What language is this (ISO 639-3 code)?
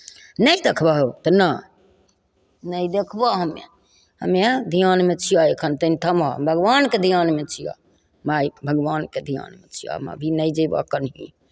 mai